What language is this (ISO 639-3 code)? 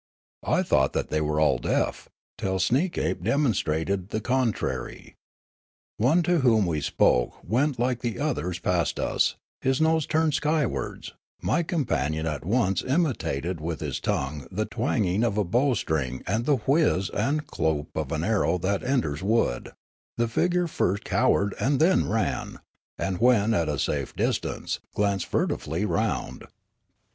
eng